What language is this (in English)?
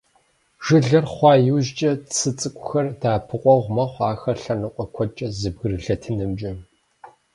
Kabardian